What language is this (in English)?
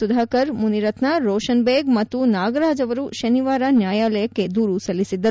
Kannada